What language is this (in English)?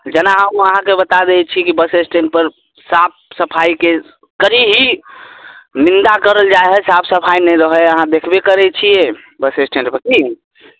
Maithili